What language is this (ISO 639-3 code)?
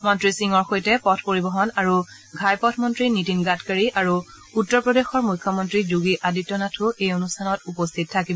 asm